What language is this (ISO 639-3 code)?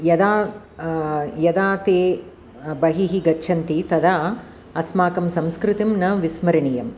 san